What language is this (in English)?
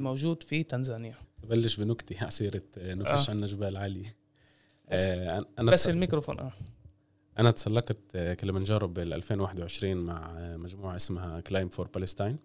Arabic